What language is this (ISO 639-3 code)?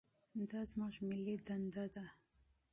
pus